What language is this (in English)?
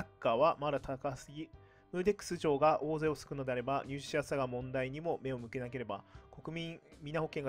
Japanese